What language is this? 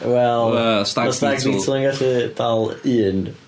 Welsh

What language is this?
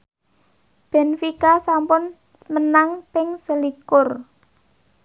Javanese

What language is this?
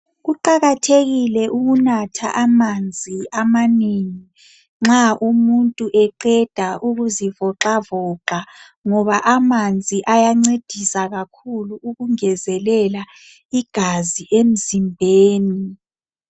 North Ndebele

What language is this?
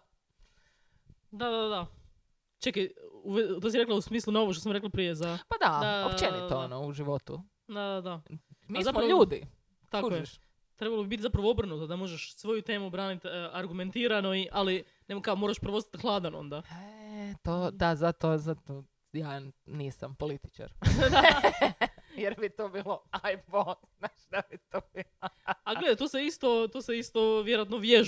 Croatian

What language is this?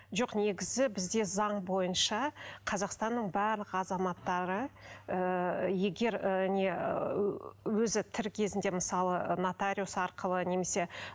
Kazakh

